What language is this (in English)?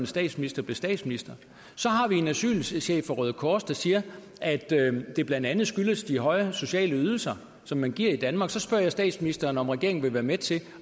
Danish